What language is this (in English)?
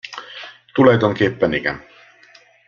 Hungarian